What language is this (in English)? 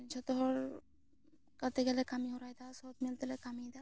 Santali